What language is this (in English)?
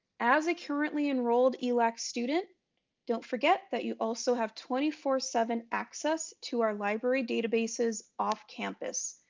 English